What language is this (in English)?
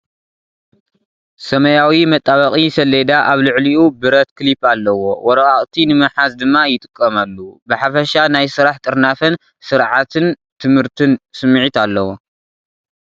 Tigrinya